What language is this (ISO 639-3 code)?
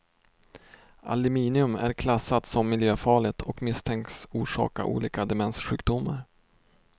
swe